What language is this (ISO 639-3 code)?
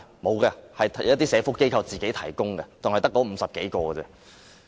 yue